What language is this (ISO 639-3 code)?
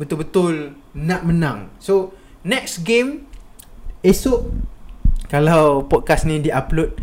msa